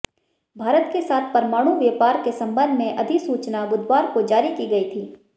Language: Hindi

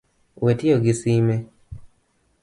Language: Luo (Kenya and Tanzania)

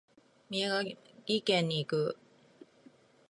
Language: Japanese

